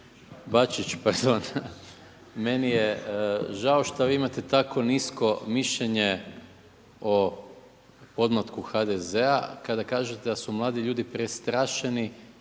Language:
Croatian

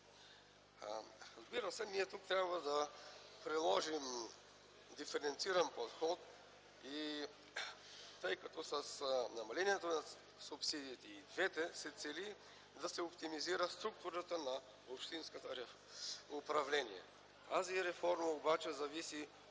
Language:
Bulgarian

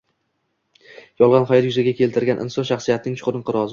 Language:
Uzbek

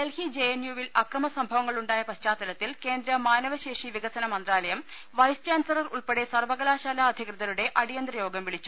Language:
Malayalam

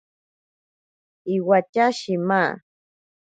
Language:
Ashéninka Perené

